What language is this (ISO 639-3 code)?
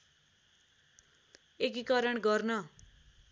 nep